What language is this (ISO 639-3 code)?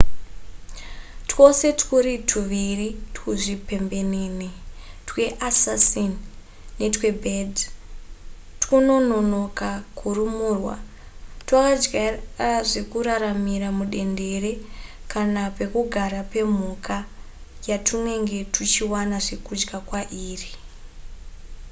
sna